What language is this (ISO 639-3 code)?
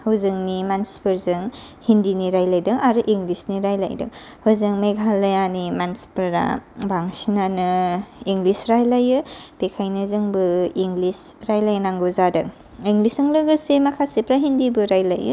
brx